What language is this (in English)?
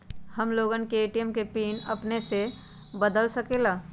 Magahi